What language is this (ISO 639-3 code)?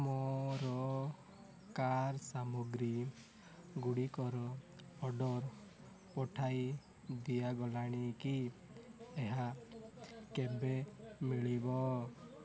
ori